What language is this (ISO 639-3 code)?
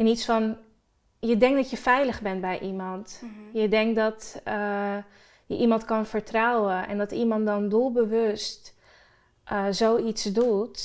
nld